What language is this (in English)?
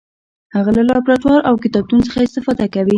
Pashto